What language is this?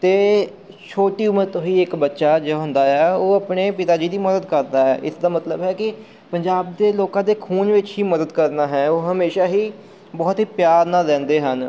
Punjabi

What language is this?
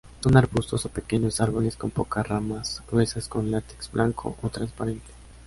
Spanish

